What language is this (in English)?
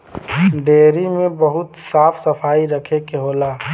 Bhojpuri